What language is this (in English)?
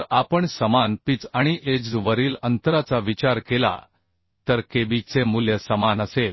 Marathi